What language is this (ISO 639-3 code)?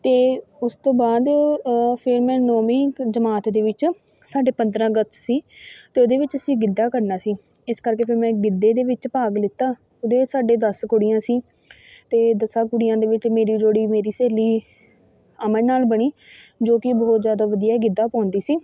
pan